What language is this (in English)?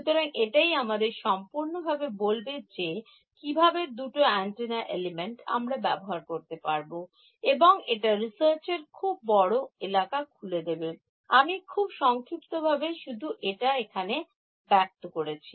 Bangla